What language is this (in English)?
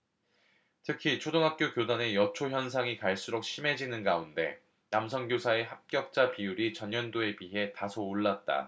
Korean